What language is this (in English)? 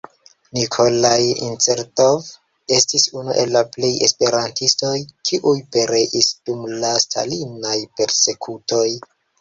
Esperanto